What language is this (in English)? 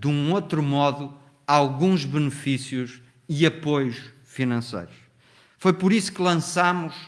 Portuguese